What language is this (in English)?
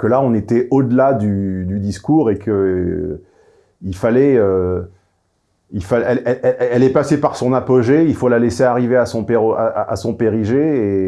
French